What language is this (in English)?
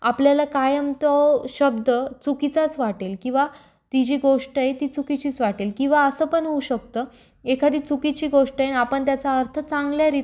Marathi